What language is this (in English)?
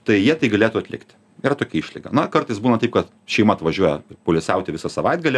Lithuanian